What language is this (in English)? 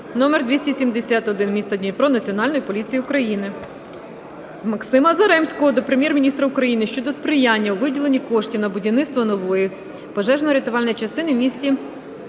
Ukrainian